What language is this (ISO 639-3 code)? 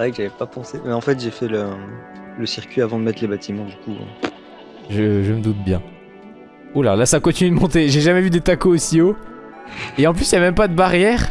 fra